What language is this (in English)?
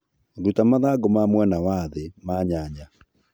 Kikuyu